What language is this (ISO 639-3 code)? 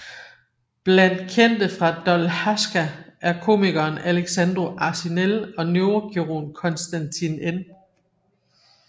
dan